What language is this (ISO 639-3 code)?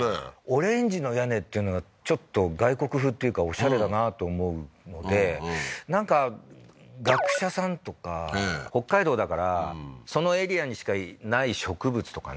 jpn